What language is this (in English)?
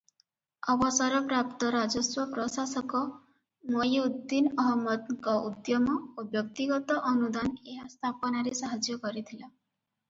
Odia